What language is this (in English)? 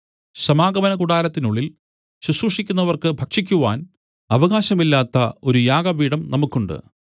Malayalam